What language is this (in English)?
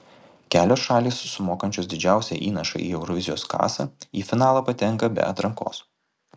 Lithuanian